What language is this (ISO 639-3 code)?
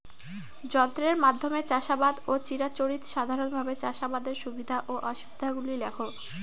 ben